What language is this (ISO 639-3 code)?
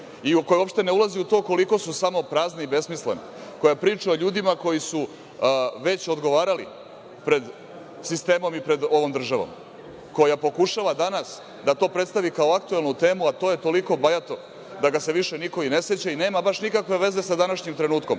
srp